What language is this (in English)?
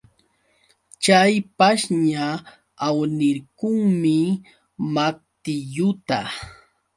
Yauyos Quechua